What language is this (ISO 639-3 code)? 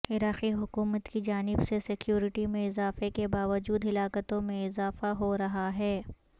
urd